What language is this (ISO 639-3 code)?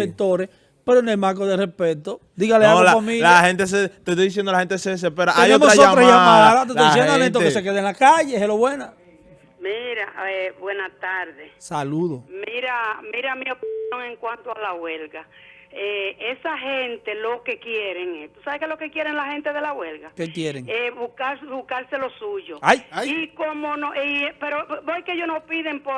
spa